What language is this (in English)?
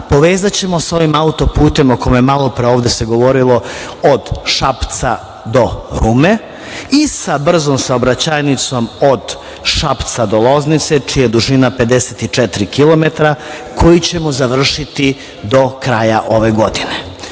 Serbian